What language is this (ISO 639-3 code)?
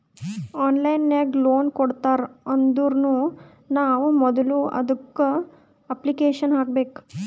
kan